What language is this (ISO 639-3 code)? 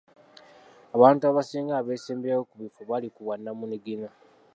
lug